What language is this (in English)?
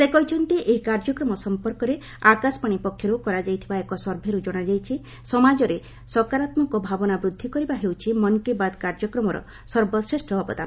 Odia